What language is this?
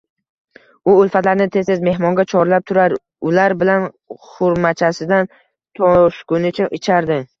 Uzbek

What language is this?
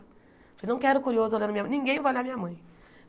Portuguese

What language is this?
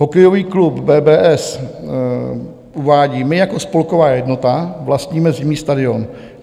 Czech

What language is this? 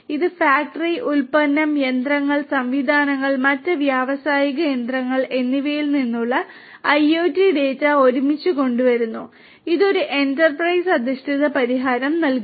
Malayalam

